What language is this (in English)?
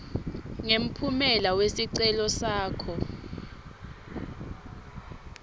Swati